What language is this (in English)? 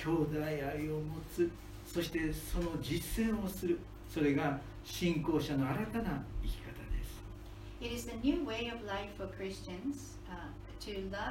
Japanese